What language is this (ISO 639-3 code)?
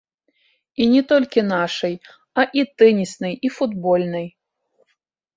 bel